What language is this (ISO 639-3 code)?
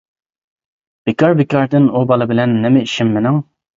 uig